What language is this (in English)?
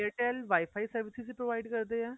Punjabi